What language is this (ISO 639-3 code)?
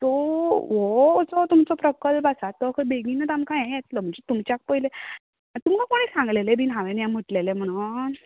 kok